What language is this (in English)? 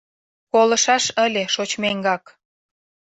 Mari